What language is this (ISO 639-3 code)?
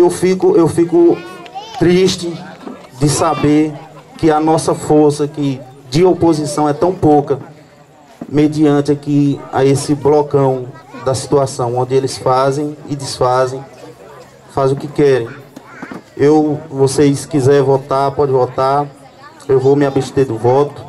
por